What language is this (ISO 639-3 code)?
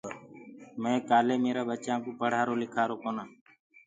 ggg